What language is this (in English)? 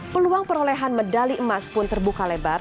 Indonesian